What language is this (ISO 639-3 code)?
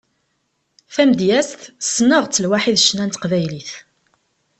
kab